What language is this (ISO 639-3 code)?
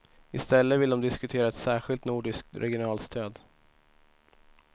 swe